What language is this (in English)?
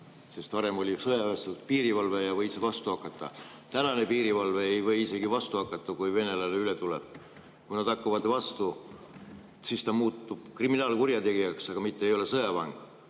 Estonian